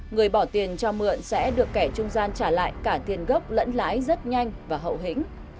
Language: Vietnamese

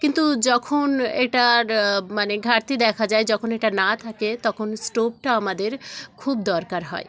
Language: Bangla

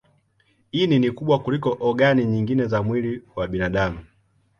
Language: Swahili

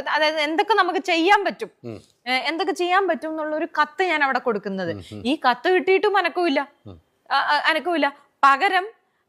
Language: Turkish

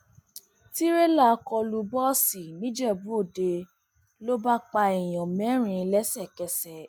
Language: Yoruba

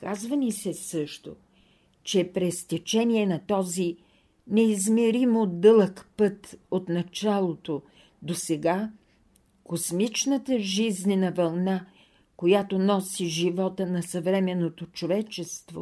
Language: Bulgarian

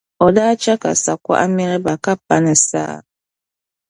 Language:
Dagbani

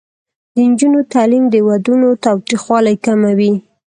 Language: Pashto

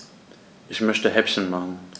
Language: German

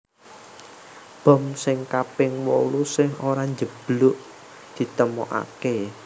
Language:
Javanese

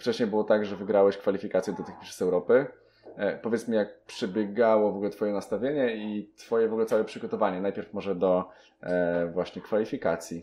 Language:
Polish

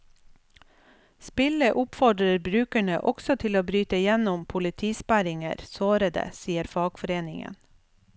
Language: Norwegian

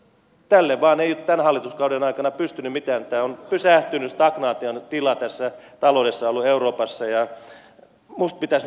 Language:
Finnish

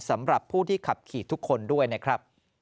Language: Thai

